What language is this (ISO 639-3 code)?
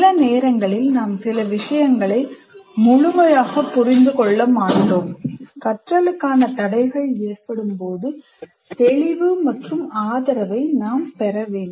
tam